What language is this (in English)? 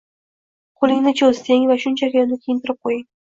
Uzbek